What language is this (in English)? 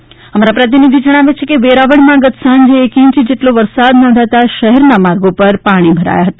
Gujarati